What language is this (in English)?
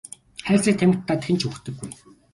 Mongolian